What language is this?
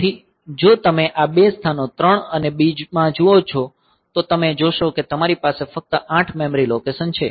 Gujarati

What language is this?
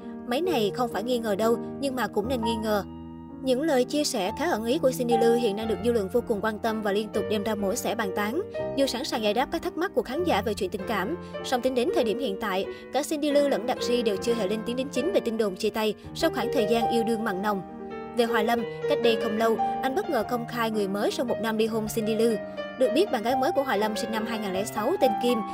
Vietnamese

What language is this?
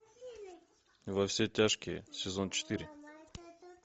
Russian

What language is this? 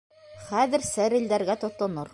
Bashkir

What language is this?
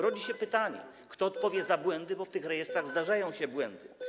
Polish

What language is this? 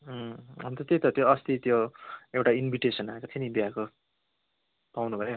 Nepali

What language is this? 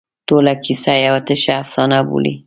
Pashto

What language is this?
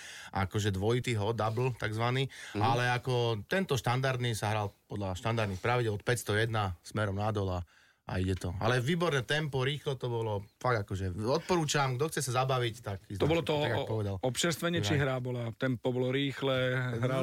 Slovak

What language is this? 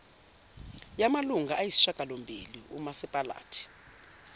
Zulu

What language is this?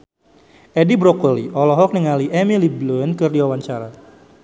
Sundanese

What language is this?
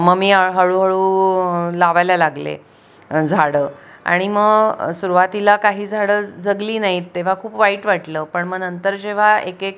Marathi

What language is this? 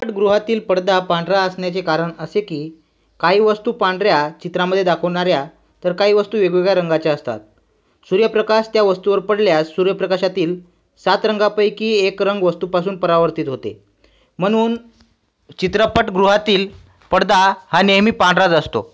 Marathi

